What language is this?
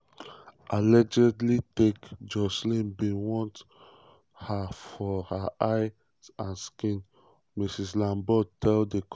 Nigerian Pidgin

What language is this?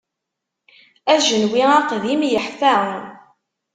Kabyle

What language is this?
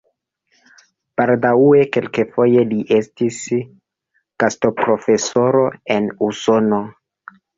Esperanto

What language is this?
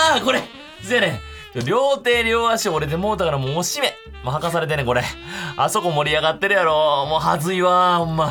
Japanese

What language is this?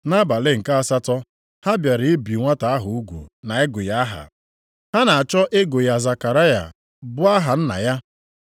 Igbo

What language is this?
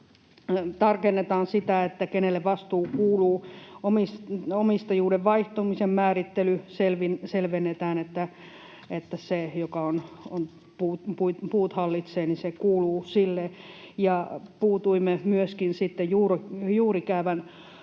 Finnish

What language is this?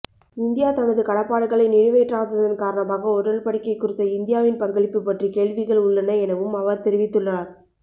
Tamil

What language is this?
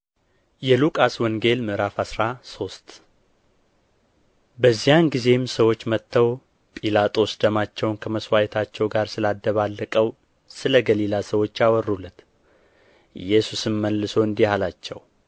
Amharic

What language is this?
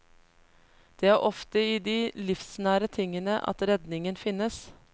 Norwegian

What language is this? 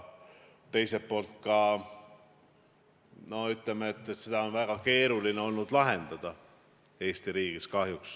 Estonian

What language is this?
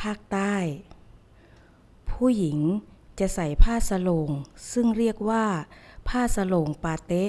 Thai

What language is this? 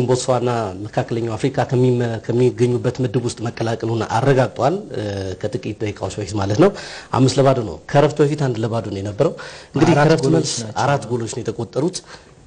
Arabic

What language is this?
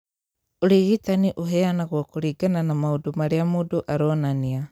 Kikuyu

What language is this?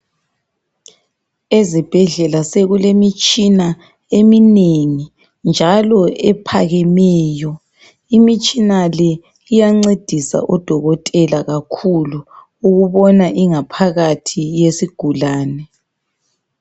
North Ndebele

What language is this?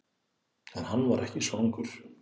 Icelandic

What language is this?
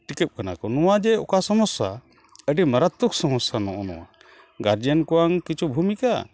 Santali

